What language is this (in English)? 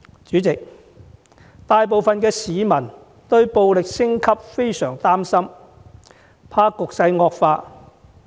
Cantonese